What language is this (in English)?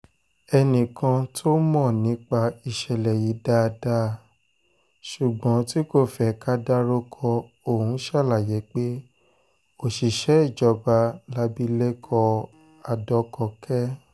Yoruba